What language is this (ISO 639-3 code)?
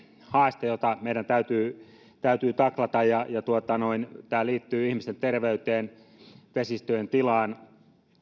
fin